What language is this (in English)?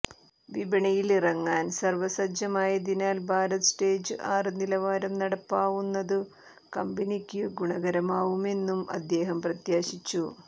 Malayalam